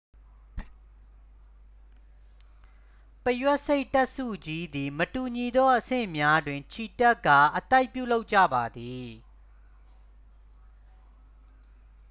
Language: Burmese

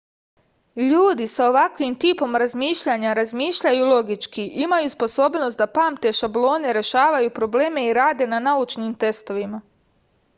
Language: Serbian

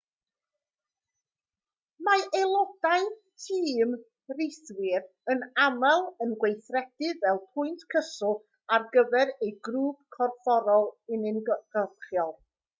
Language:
Welsh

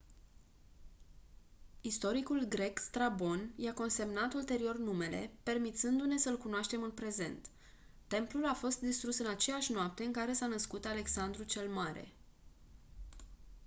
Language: Romanian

